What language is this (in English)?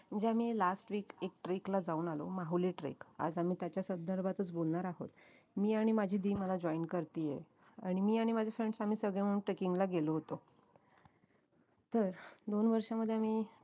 Marathi